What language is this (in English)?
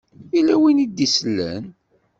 Kabyle